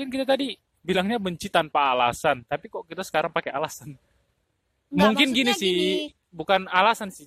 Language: Indonesian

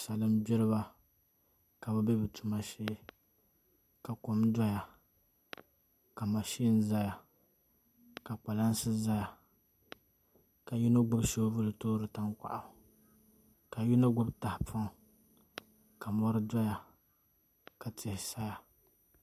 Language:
Dagbani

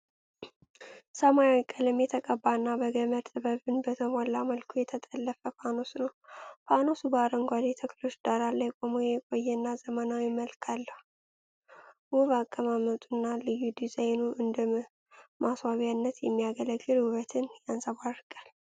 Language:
Amharic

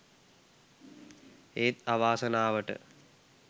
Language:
Sinhala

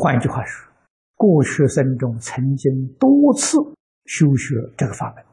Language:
Chinese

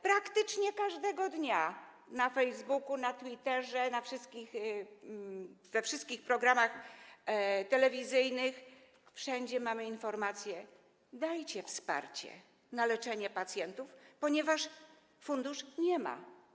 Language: Polish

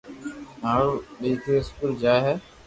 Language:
Loarki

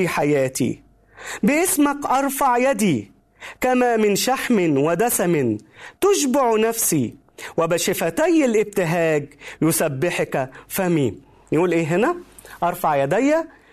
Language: Arabic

